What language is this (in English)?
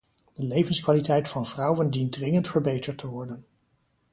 Dutch